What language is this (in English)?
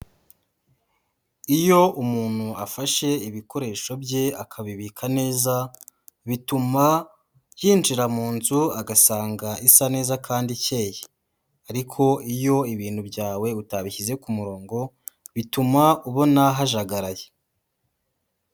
Kinyarwanda